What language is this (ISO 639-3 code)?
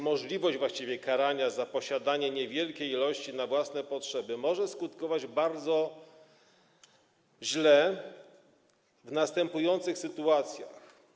pol